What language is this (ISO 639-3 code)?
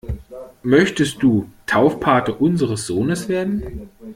deu